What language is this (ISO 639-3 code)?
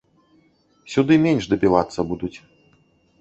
bel